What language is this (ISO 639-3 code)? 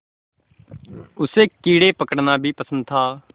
hin